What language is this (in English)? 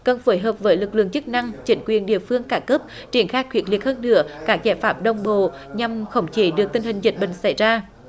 Vietnamese